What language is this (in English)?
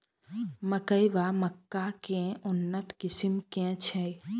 Maithili